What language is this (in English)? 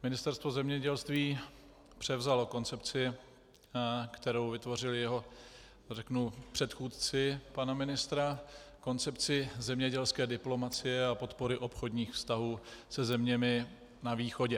Czech